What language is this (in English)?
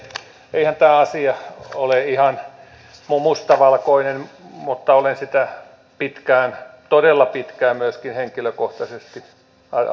Finnish